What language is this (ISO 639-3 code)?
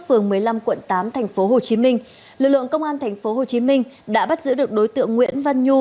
vie